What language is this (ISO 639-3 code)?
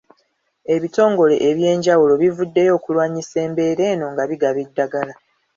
lug